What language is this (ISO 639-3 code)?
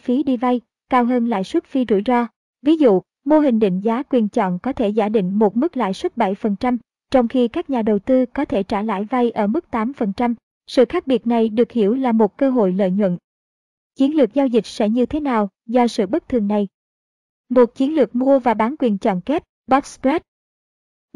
vie